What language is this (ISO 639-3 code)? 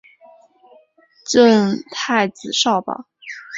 zho